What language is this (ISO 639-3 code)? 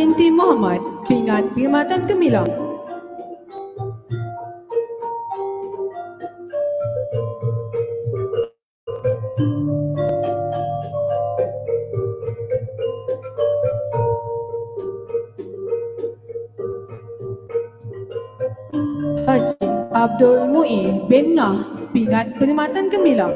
msa